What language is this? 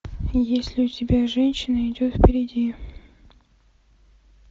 Russian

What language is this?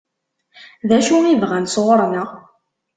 Kabyle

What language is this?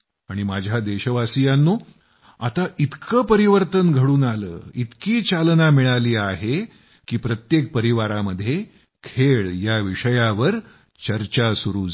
Marathi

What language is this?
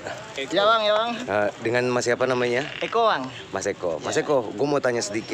Indonesian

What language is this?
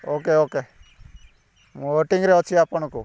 Odia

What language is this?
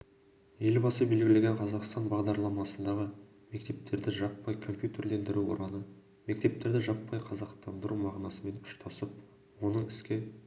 Kazakh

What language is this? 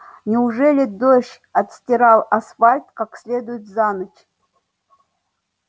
Russian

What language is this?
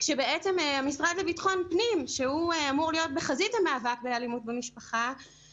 Hebrew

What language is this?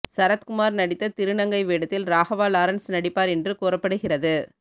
Tamil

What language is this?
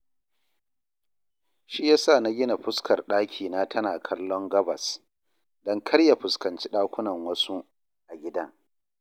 Hausa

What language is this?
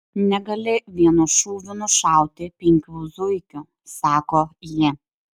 Lithuanian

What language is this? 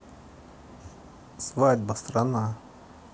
Russian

